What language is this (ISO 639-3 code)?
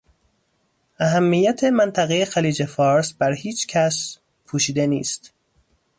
fas